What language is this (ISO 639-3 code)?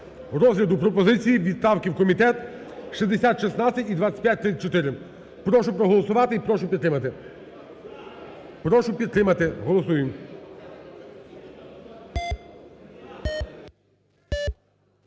ukr